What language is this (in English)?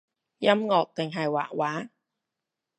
Cantonese